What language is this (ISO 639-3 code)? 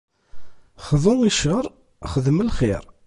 kab